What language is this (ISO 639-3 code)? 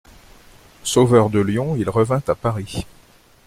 fra